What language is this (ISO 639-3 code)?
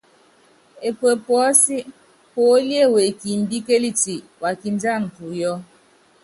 yav